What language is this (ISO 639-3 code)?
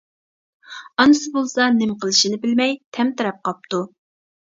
uig